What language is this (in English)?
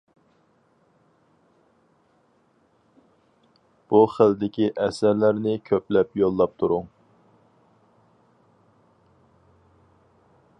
Uyghur